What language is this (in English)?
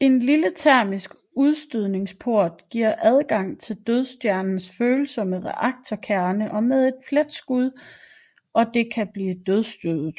Danish